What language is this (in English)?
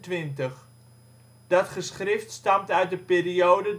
Dutch